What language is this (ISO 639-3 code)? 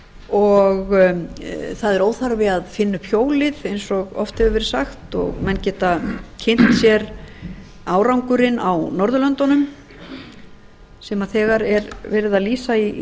isl